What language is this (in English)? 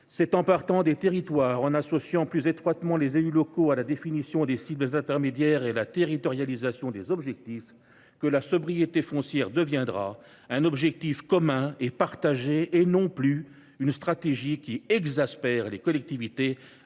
French